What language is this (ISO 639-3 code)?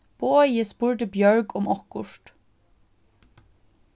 fao